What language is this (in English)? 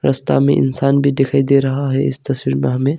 Hindi